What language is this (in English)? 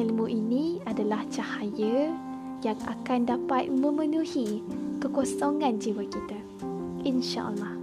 Malay